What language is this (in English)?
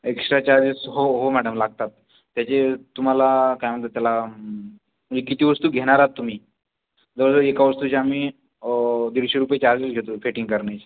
Marathi